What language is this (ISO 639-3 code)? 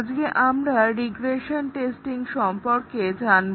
ben